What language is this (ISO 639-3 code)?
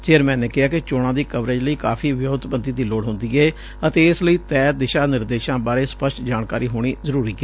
pan